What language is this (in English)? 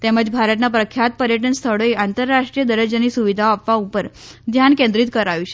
Gujarati